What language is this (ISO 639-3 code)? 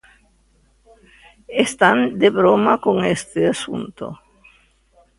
glg